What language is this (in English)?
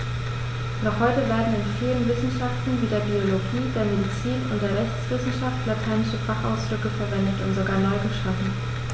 German